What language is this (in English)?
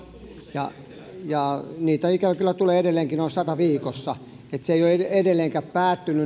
Finnish